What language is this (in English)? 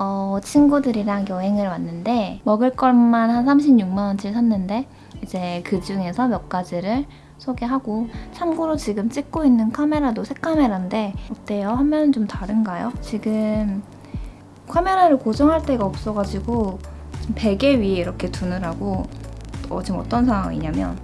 Korean